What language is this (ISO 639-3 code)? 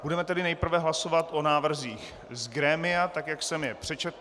ces